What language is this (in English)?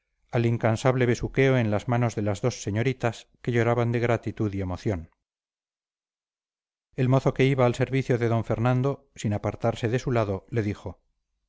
Spanish